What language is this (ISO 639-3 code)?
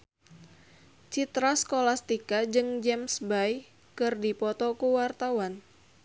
sun